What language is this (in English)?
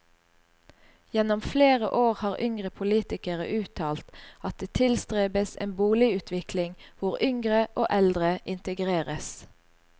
Norwegian